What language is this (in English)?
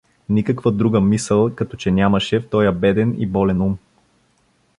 Bulgarian